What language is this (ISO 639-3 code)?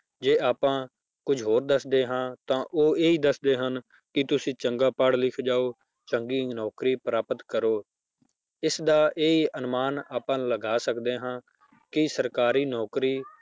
pan